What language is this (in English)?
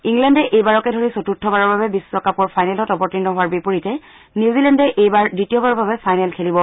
Assamese